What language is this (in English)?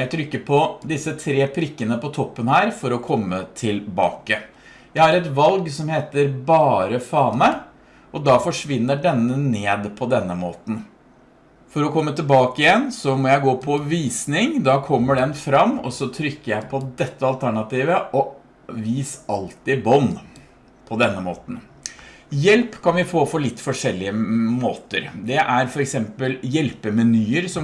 Norwegian